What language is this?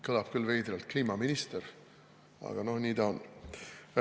Estonian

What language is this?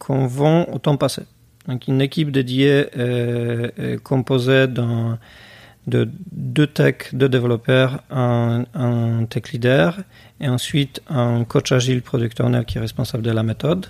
French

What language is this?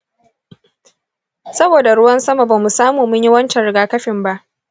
Hausa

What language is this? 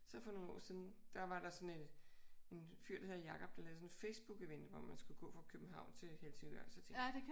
Danish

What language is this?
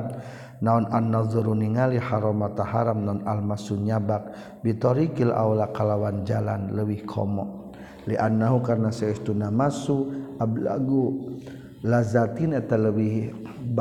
Malay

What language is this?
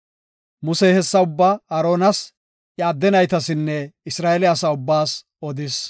Gofa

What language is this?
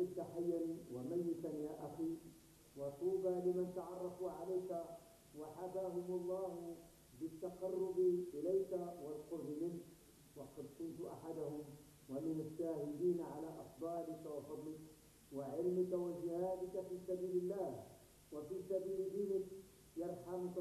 Arabic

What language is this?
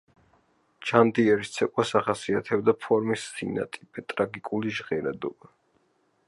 Georgian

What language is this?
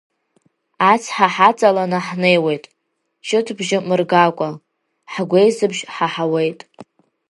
Abkhazian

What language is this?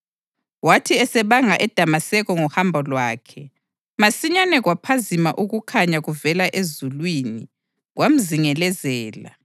North Ndebele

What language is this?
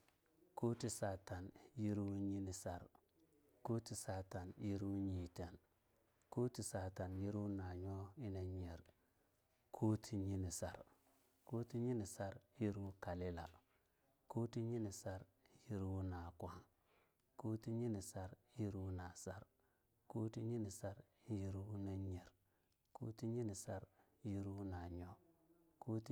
Longuda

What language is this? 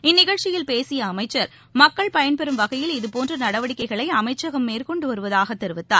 Tamil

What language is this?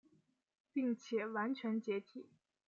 Chinese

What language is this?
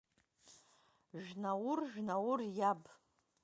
Abkhazian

